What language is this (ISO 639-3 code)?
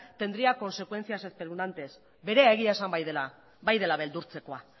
eus